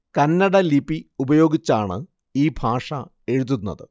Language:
Malayalam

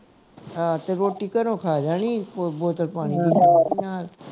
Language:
Punjabi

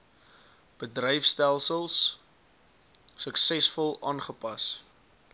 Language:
Afrikaans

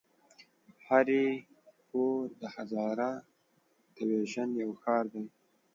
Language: Pashto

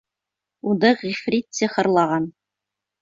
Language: Bashkir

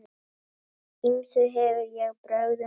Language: Icelandic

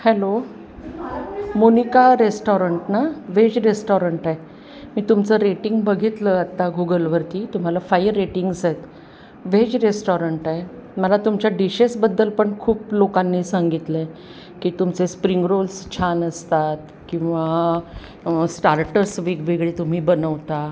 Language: Marathi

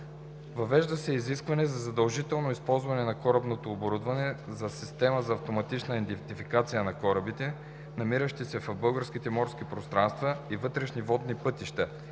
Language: Bulgarian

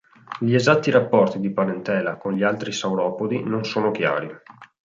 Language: Italian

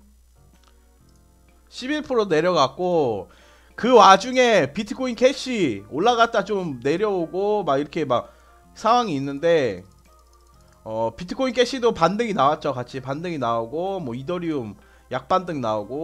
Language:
Korean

